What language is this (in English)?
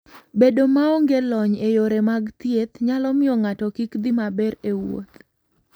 Luo (Kenya and Tanzania)